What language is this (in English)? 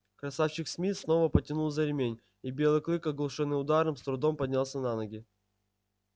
Russian